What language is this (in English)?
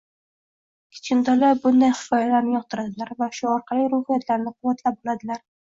Uzbek